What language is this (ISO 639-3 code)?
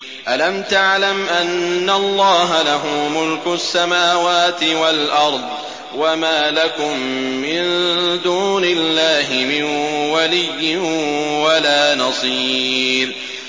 ara